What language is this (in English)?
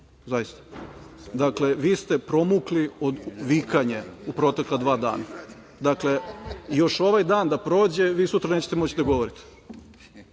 Serbian